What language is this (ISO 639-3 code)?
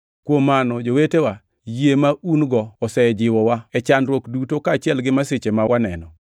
luo